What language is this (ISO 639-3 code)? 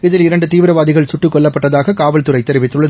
tam